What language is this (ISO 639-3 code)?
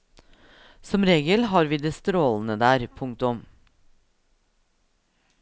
nor